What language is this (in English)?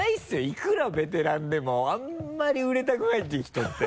Japanese